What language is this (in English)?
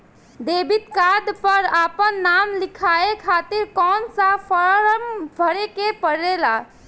Bhojpuri